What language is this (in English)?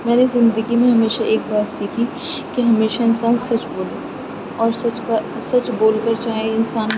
Urdu